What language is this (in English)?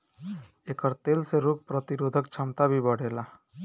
Bhojpuri